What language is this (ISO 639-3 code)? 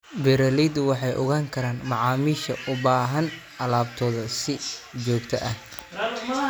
som